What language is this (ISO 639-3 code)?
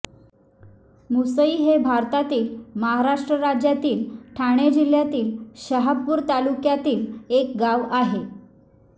mar